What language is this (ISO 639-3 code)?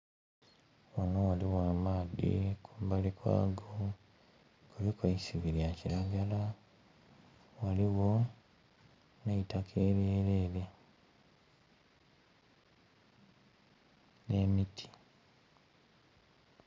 xog